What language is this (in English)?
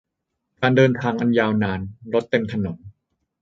Thai